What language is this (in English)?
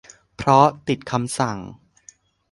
Thai